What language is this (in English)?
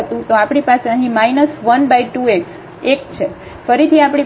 Gujarati